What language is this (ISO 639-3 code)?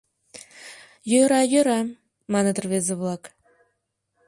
chm